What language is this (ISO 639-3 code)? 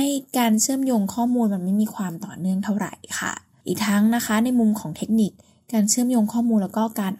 tha